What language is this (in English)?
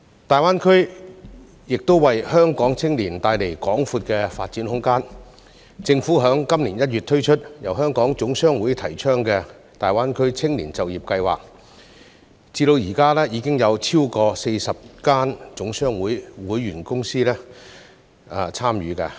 Cantonese